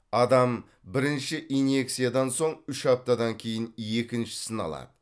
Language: Kazakh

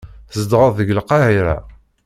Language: Kabyle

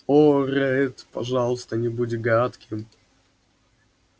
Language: Russian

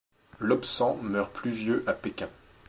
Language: French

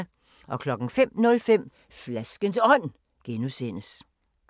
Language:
Danish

